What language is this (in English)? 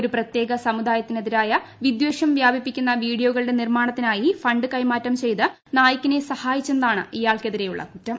Malayalam